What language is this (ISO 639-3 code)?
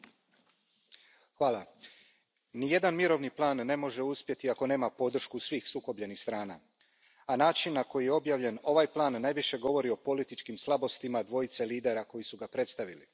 hrv